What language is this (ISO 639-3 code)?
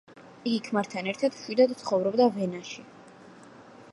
kat